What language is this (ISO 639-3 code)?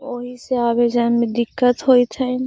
mag